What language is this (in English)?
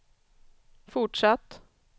Swedish